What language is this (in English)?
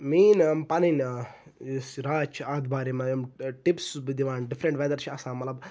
Kashmiri